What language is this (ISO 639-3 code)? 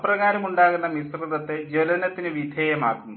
mal